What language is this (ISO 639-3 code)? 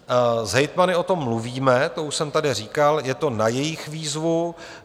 ces